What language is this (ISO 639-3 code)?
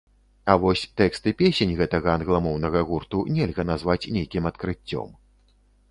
bel